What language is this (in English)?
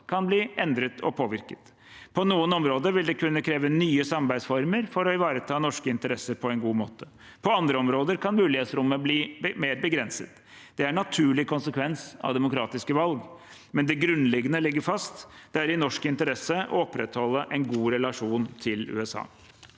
Norwegian